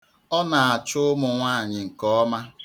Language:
Igbo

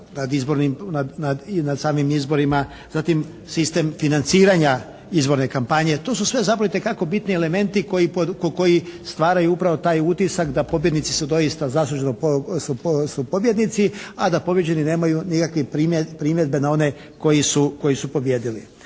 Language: Croatian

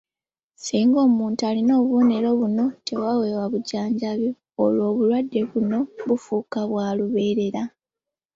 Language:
Ganda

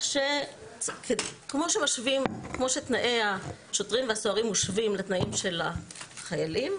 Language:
Hebrew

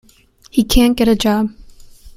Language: English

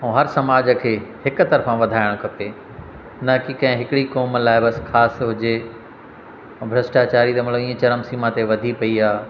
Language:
Sindhi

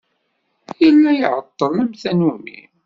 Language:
Kabyle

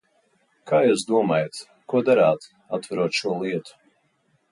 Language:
Latvian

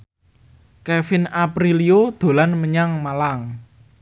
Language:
Javanese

